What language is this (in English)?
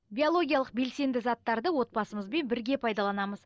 Kazakh